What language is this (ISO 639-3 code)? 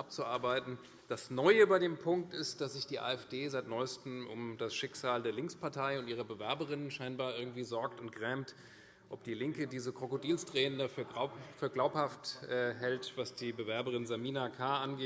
deu